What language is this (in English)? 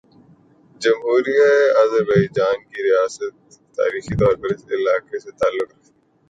Urdu